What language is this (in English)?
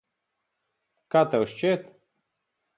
Latvian